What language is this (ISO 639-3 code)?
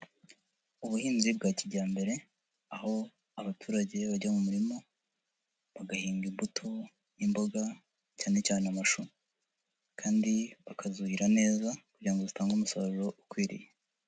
kin